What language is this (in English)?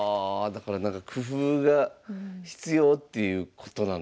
Japanese